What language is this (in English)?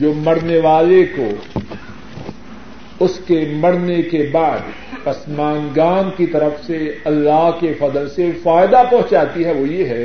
Urdu